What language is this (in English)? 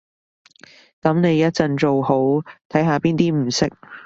Cantonese